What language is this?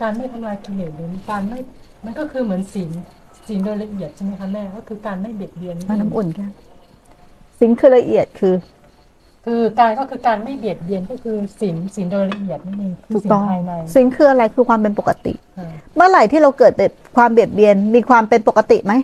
Thai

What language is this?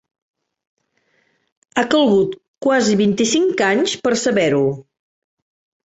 Catalan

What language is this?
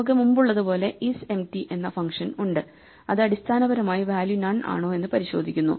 Malayalam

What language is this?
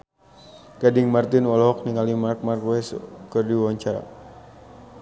Sundanese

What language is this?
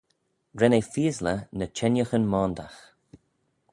Manx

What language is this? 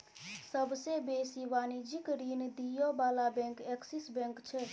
Maithili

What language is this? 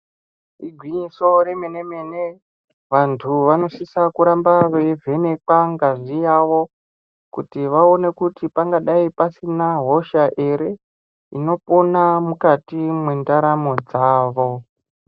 Ndau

